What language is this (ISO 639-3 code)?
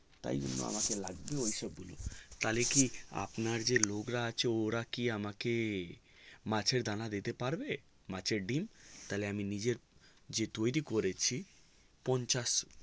ben